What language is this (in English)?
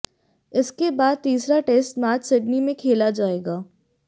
Hindi